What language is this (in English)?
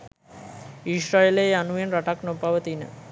Sinhala